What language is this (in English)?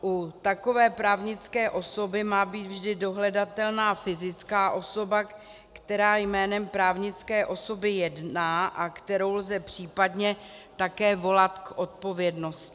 Czech